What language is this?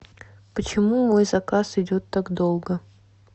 Russian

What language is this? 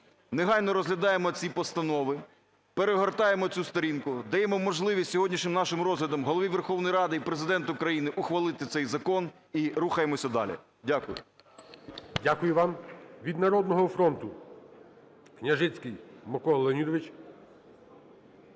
Ukrainian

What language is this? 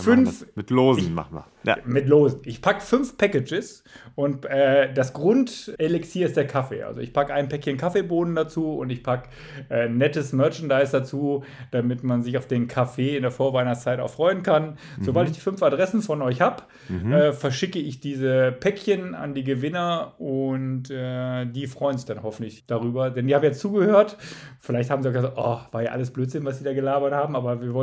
German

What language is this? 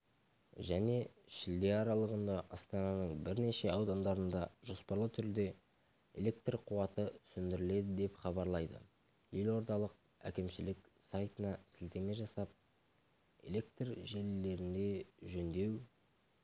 Kazakh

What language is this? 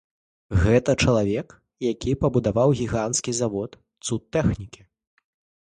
Belarusian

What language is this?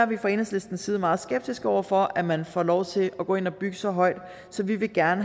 Danish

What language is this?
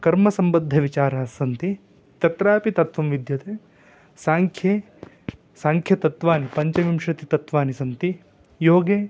Sanskrit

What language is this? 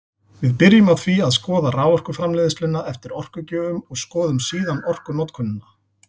Icelandic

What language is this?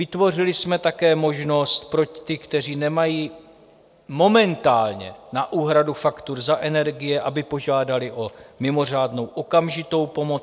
Czech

